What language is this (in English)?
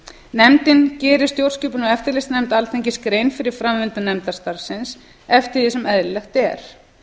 Icelandic